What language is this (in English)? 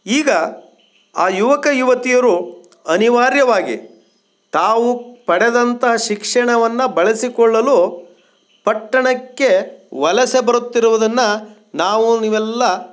Kannada